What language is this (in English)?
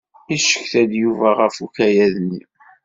Kabyle